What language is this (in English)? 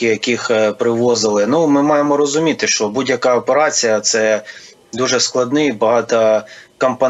Ukrainian